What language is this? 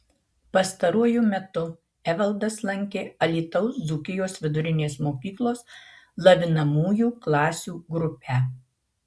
Lithuanian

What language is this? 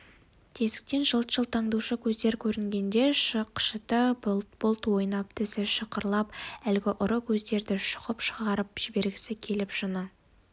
Kazakh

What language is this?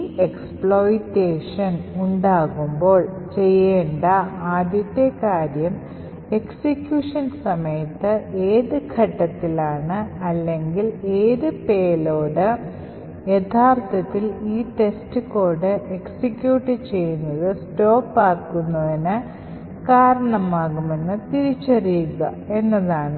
Malayalam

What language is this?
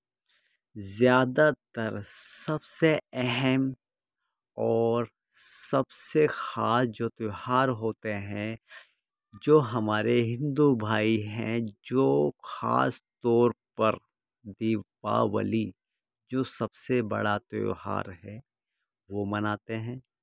Urdu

